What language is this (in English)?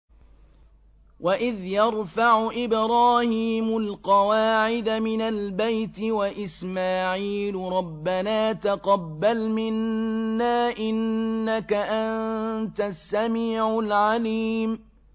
Arabic